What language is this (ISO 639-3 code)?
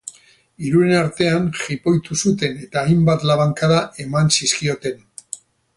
eus